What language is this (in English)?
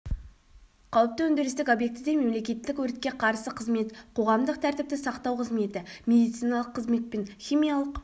Kazakh